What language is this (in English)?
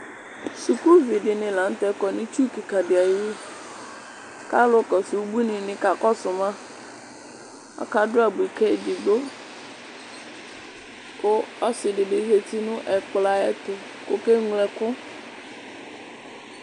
Ikposo